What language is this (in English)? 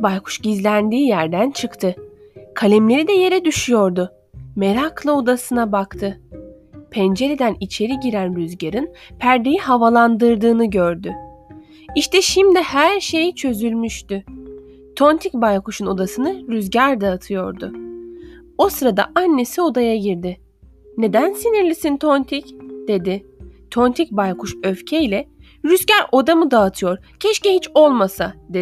Turkish